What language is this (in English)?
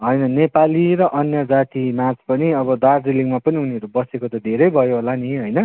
Nepali